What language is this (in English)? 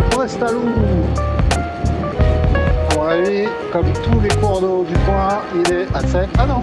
French